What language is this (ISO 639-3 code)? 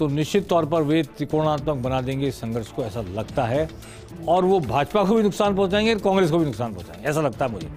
hin